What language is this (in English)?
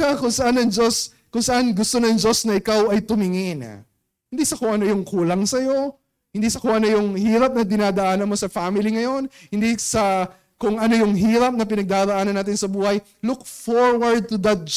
Filipino